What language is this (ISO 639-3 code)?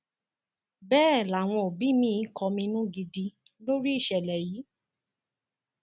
yor